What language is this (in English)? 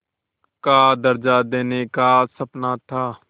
Hindi